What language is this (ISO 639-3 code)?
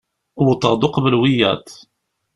kab